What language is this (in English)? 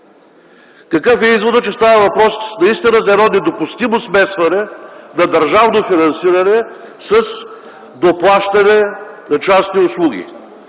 Bulgarian